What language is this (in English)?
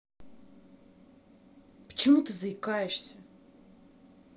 Russian